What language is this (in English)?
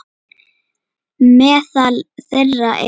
Icelandic